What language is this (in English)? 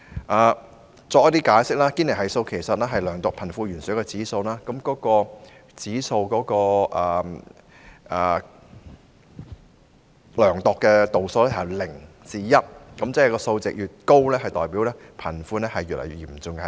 Cantonese